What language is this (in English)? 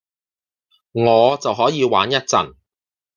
Cantonese